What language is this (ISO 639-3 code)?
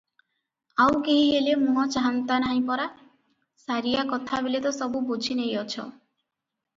ori